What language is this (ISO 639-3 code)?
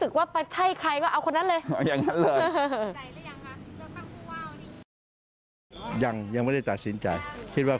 tha